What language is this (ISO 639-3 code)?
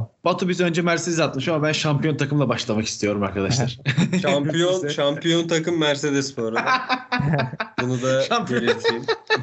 tur